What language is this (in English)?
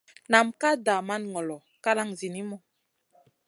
Masana